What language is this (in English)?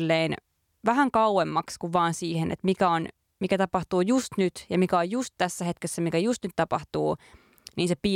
Finnish